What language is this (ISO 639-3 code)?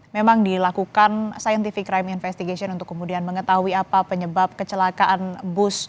ind